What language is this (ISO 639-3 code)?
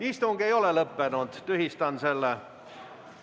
est